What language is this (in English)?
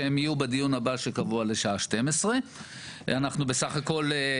Hebrew